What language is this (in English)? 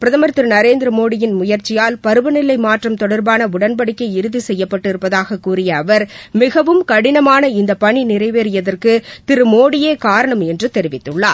Tamil